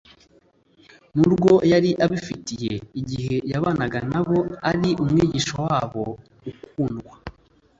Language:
Kinyarwanda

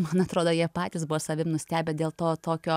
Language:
Lithuanian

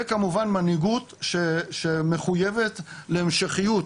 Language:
Hebrew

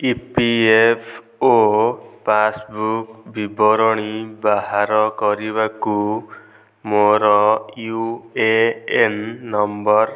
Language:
Odia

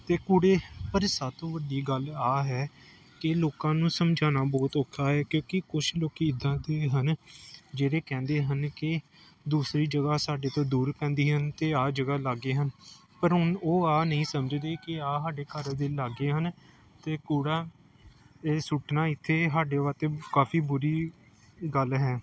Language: Punjabi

